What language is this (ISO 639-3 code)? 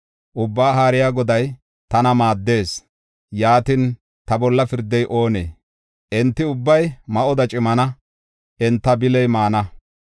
gof